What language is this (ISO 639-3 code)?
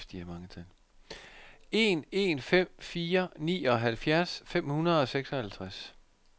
dan